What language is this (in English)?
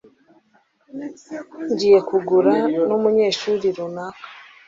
Kinyarwanda